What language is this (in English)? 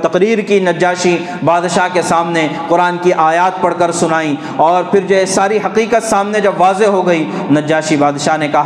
Urdu